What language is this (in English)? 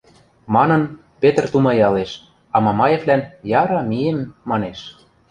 Western Mari